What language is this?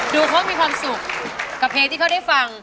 Thai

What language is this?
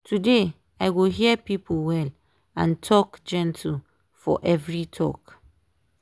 Nigerian Pidgin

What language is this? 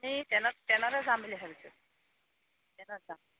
Assamese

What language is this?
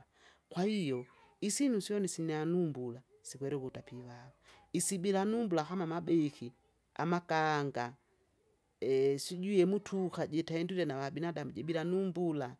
Kinga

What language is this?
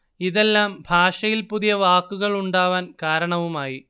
Malayalam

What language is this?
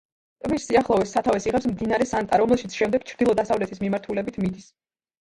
Georgian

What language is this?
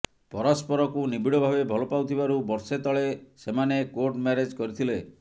Odia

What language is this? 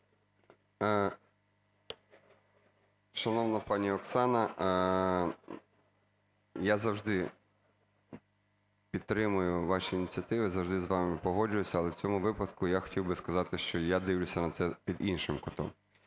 Ukrainian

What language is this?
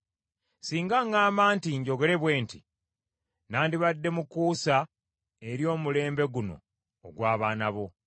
Ganda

